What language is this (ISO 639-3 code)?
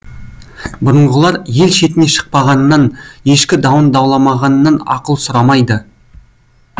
kaz